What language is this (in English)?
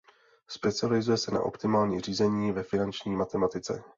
Czech